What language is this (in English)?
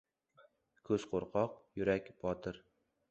Uzbek